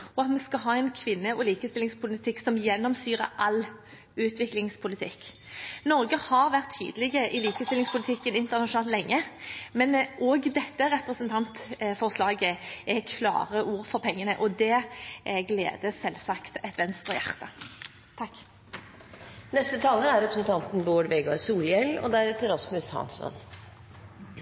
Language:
Norwegian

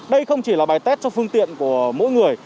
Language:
Vietnamese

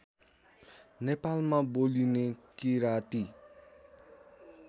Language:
Nepali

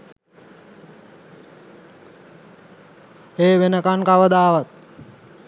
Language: Sinhala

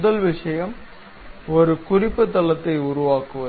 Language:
Tamil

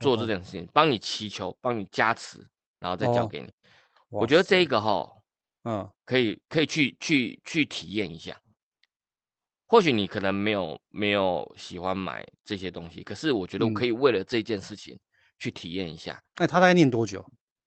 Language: Chinese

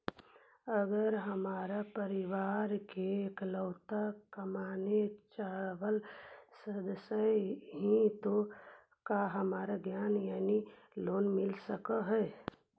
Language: Magahi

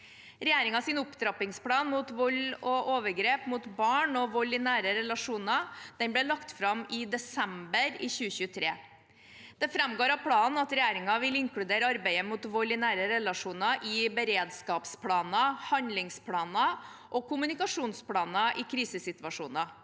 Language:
Norwegian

